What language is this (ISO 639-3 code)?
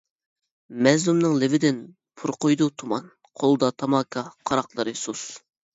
uig